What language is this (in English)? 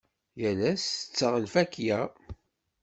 Kabyle